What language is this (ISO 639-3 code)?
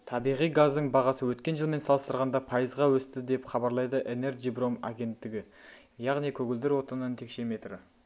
kaz